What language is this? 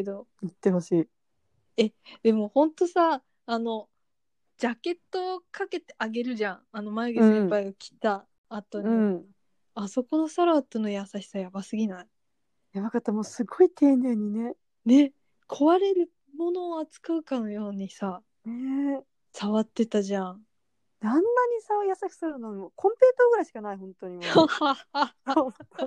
Japanese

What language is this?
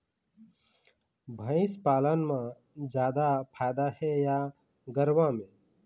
Chhattisgarhi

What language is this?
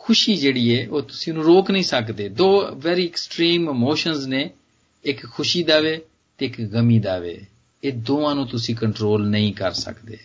Hindi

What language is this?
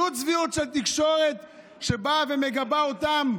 Hebrew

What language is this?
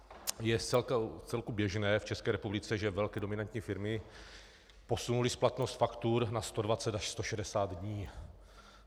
Czech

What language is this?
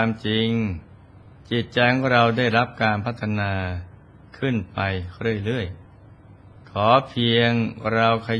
Thai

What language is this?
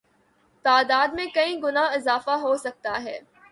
Urdu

